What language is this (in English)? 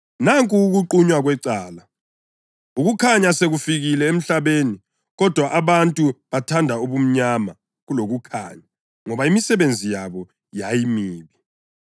North Ndebele